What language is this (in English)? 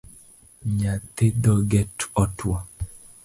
Luo (Kenya and Tanzania)